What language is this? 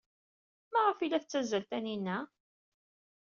Kabyle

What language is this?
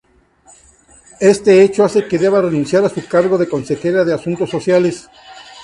Spanish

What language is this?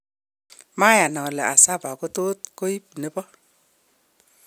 Kalenjin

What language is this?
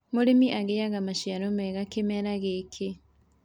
Kikuyu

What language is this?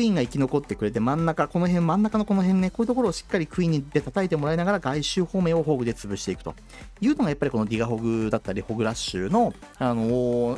Japanese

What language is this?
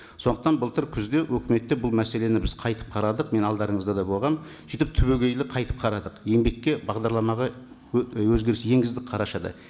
Kazakh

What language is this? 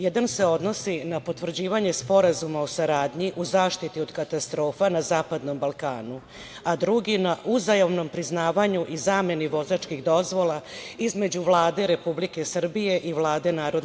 Serbian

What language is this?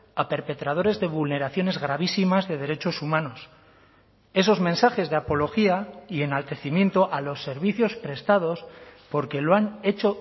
Spanish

